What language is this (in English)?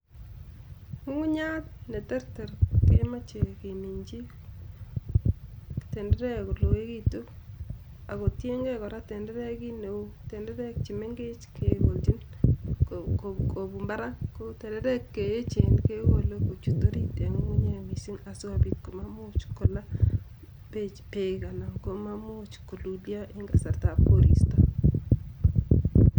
Kalenjin